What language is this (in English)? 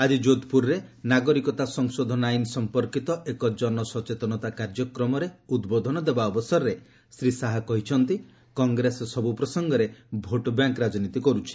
Odia